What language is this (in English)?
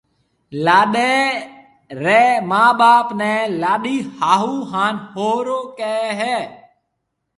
Marwari (Pakistan)